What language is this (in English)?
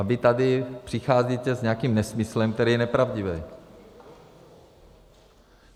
Czech